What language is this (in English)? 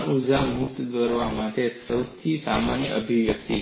Gujarati